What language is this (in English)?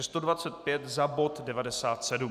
Czech